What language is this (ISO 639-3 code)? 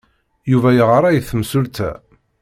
kab